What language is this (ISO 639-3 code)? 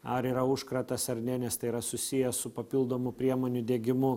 lit